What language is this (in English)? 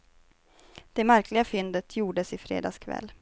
Swedish